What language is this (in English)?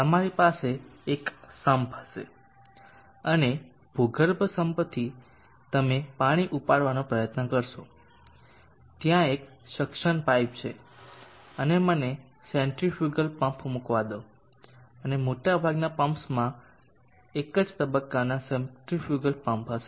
Gujarati